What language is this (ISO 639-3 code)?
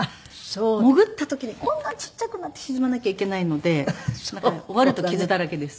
jpn